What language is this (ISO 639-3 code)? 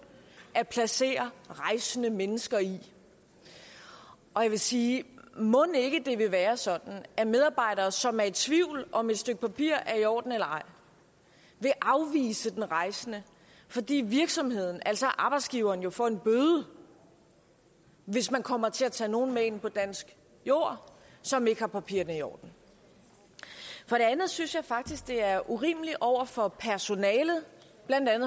dan